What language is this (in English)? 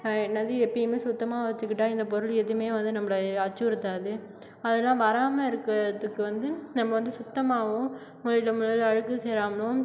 Tamil